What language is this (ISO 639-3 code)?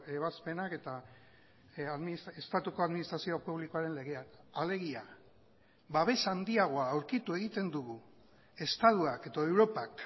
eus